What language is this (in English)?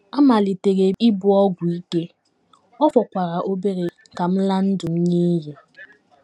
Igbo